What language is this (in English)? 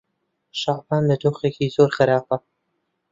Central Kurdish